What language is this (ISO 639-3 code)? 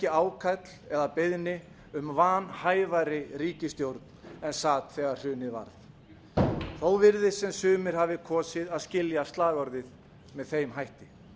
isl